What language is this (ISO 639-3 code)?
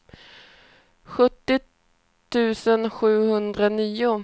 swe